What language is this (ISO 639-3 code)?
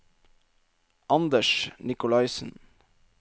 nor